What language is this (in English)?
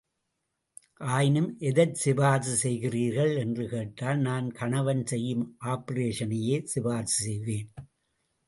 Tamil